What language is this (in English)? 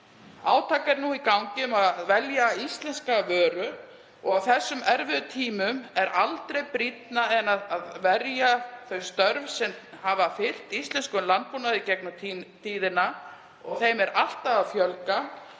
Icelandic